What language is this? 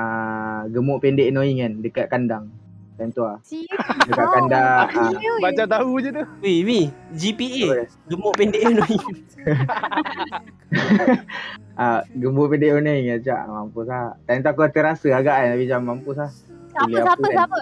Malay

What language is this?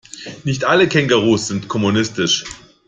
German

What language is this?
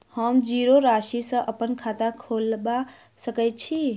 Maithili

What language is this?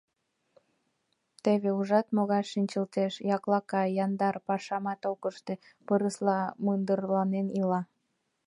Mari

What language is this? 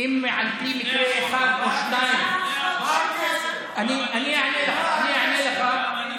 Hebrew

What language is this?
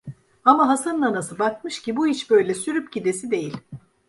Turkish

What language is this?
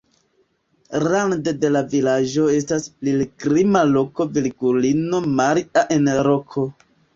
Esperanto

